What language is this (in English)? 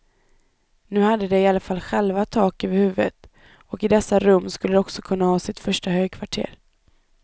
Swedish